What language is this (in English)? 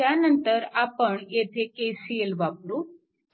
Marathi